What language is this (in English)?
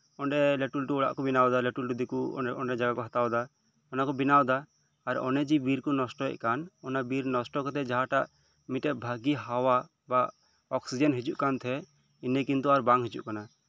Santali